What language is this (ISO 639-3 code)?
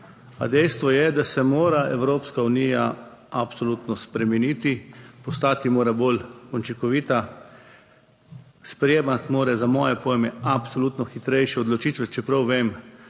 slv